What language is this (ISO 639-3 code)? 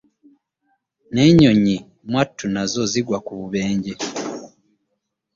lug